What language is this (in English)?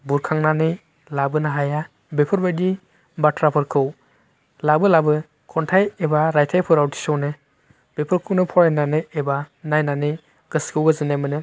Bodo